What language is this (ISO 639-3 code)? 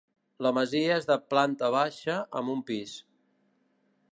cat